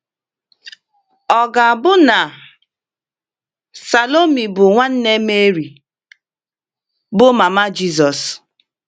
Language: Igbo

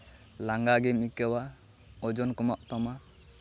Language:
Santali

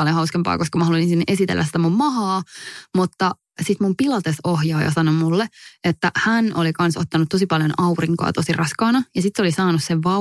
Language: Finnish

